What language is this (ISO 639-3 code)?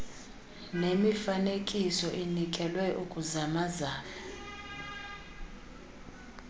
xho